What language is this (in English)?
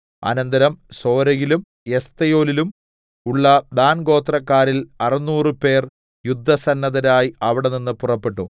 Malayalam